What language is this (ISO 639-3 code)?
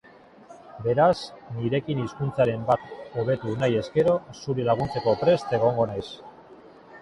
eus